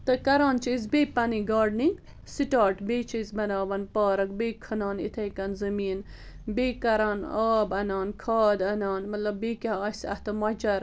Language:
Kashmiri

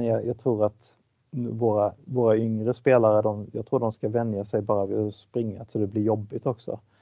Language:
Swedish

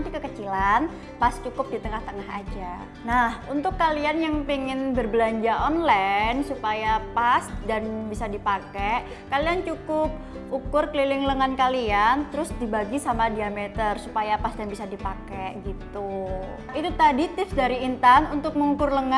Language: Indonesian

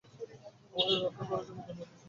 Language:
Bangla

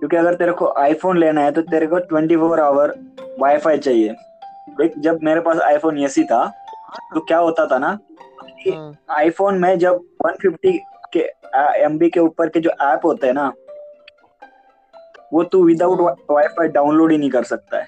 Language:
Hindi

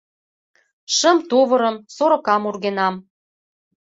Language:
Mari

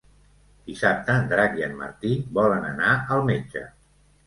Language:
Catalan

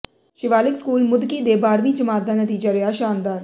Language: Punjabi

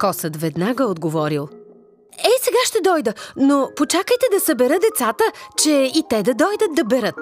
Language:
Bulgarian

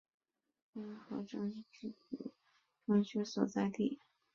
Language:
Chinese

